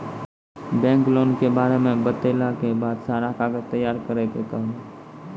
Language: Maithili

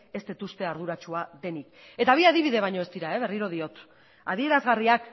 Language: Basque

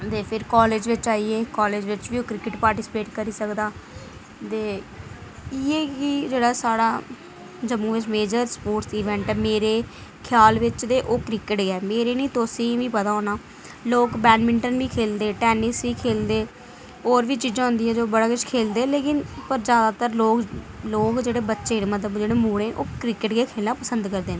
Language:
Dogri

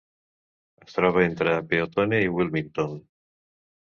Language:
Catalan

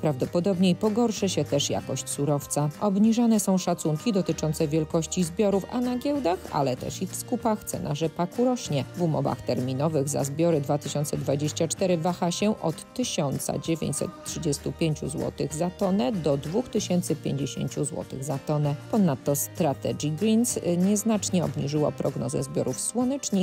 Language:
Polish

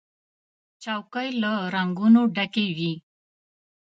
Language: Pashto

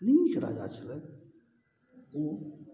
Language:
Maithili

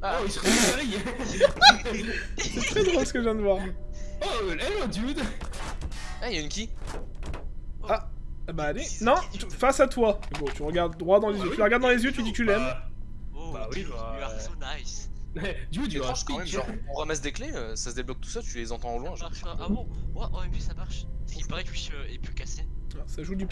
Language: French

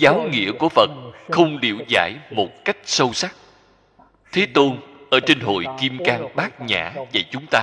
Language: Vietnamese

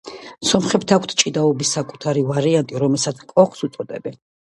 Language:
Georgian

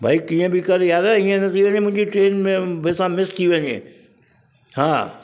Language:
Sindhi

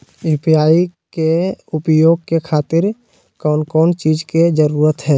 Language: Magahi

